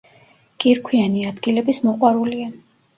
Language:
Georgian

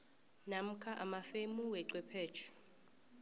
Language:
South Ndebele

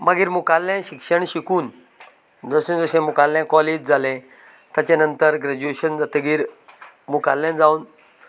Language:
Konkani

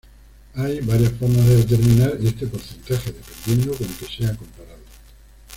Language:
Spanish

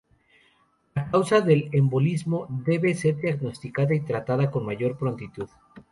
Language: Spanish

